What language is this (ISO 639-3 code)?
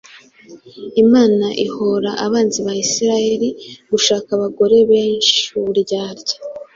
kin